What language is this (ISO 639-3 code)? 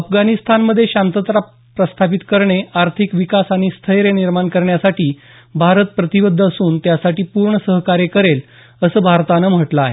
mar